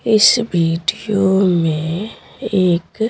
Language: Hindi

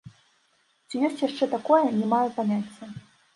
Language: Belarusian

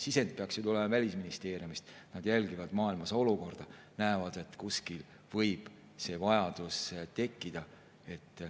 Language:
Estonian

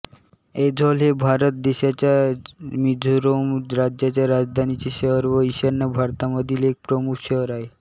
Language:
Marathi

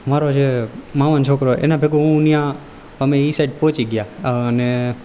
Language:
Gujarati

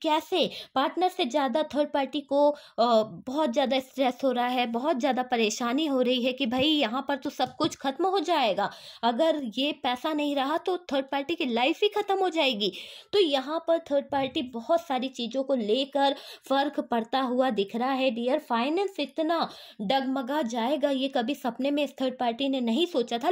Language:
Hindi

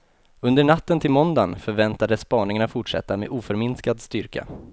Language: Swedish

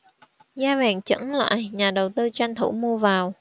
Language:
Vietnamese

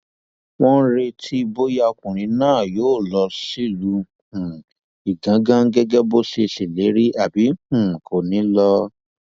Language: Yoruba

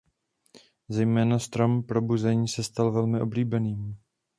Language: Czech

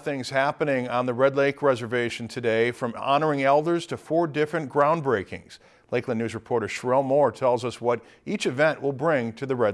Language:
English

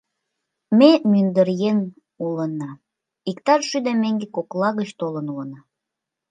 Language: Mari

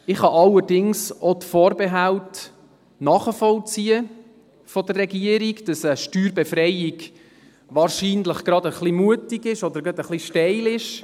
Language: Swiss German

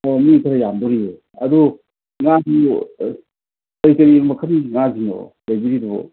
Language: Manipuri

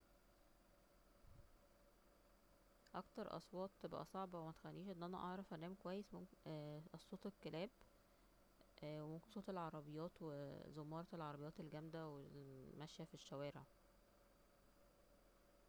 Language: Egyptian Arabic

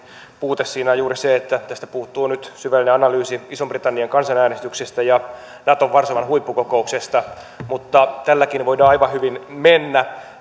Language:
Finnish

